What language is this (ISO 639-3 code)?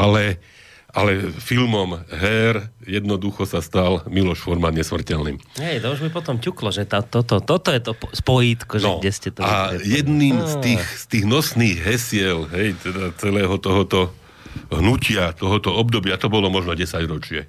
slk